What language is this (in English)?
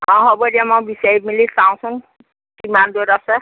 Assamese